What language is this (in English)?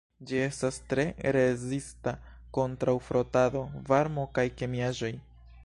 Esperanto